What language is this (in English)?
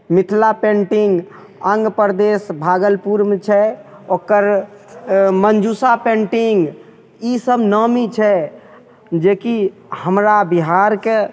Maithili